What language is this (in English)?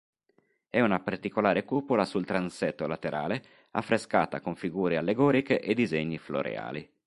Italian